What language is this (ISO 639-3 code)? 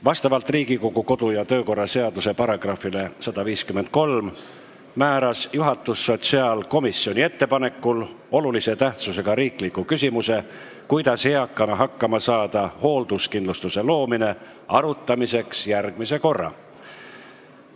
est